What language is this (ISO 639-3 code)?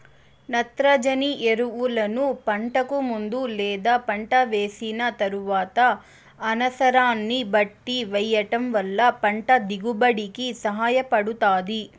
tel